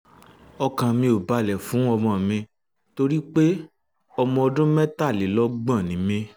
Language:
Yoruba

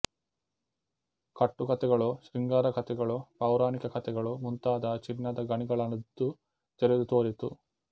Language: Kannada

